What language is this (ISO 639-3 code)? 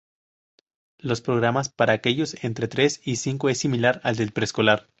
spa